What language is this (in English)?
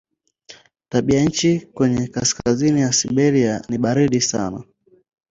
Swahili